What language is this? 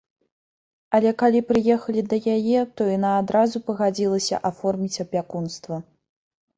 Belarusian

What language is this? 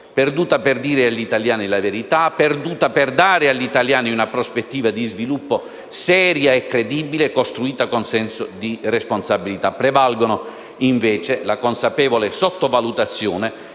Italian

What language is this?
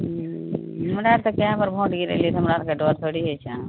Maithili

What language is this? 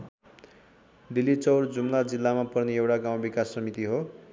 Nepali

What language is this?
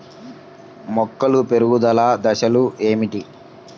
Telugu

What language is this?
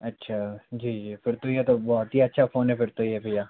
Hindi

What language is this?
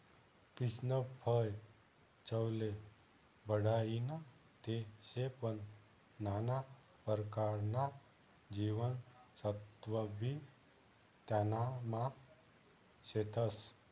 Marathi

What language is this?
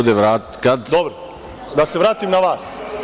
Serbian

